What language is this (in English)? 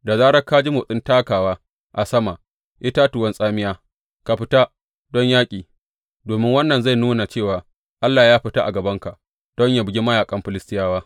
Hausa